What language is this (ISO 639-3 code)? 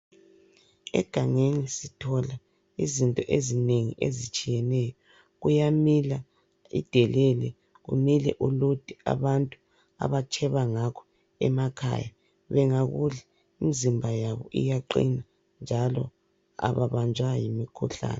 nde